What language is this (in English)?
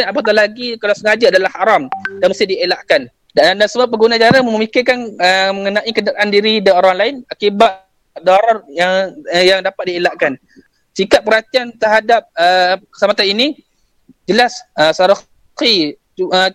Malay